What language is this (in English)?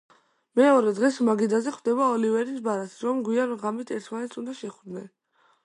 Georgian